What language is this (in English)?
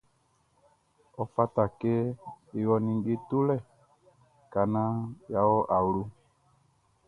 Baoulé